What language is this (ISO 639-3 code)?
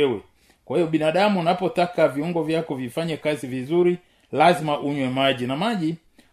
swa